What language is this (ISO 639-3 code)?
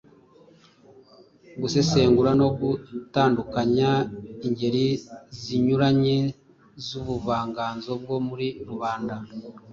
kin